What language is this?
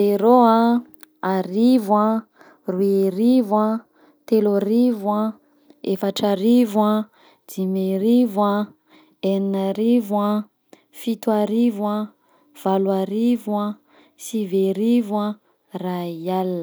Southern Betsimisaraka Malagasy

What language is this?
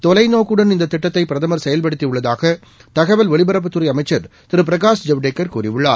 Tamil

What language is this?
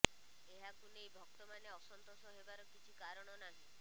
Odia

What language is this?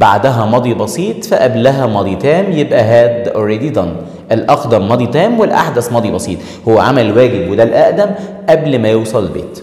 Arabic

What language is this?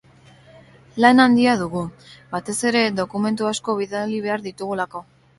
Basque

